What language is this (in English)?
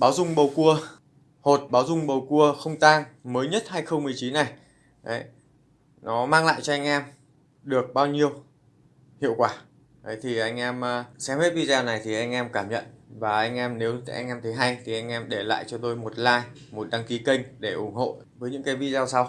Vietnamese